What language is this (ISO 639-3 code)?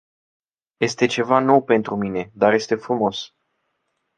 ron